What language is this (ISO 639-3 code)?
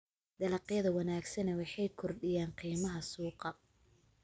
som